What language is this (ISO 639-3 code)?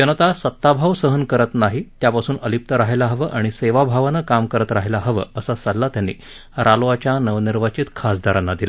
mar